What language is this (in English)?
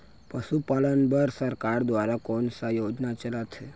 Chhattisgarhi